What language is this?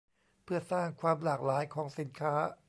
Thai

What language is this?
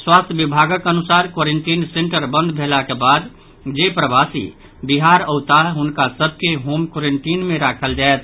Maithili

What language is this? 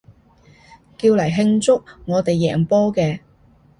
Cantonese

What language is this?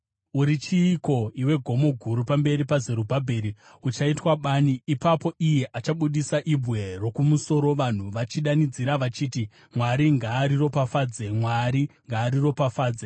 Shona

